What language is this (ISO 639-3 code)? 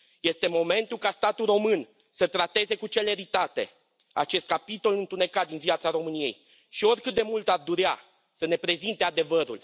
ron